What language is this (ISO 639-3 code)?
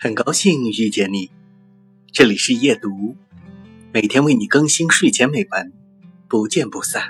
zho